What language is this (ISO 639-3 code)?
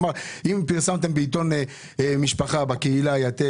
heb